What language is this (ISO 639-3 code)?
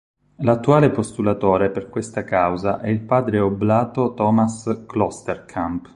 ita